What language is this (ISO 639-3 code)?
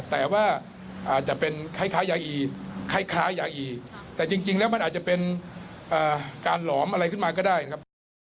tha